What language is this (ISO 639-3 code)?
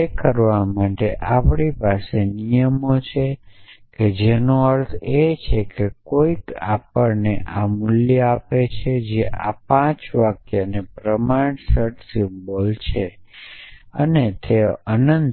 guj